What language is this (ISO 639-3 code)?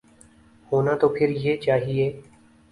urd